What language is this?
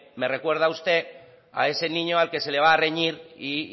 Spanish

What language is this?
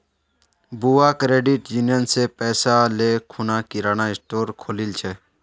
Magahi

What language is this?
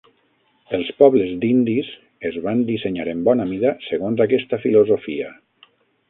Catalan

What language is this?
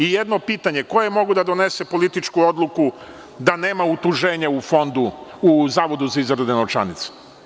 Serbian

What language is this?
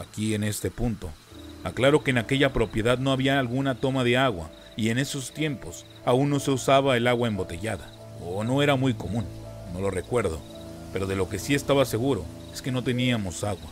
Spanish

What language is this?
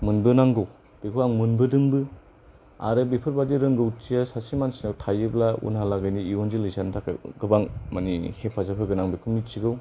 Bodo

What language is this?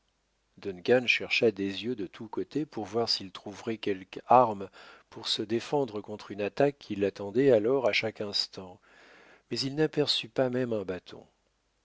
French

